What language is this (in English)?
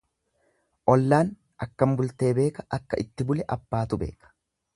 Oromo